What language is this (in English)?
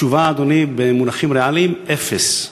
Hebrew